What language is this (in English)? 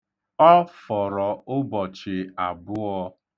Igbo